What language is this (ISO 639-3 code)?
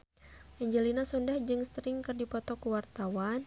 sun